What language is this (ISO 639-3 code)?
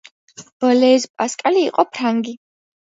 kat